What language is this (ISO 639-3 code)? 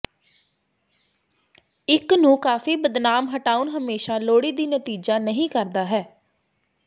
pan